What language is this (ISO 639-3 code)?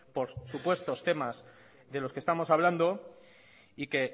spa